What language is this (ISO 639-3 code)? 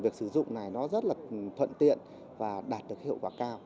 vie